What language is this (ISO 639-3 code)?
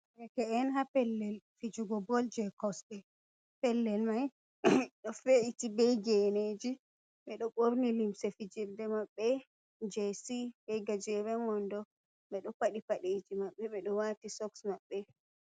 ful